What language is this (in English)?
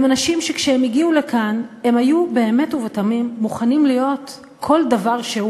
Hebrew